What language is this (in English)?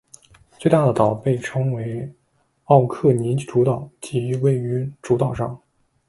Chinese